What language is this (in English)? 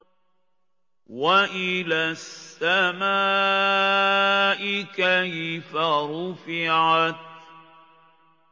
Arabic